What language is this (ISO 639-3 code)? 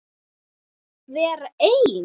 isl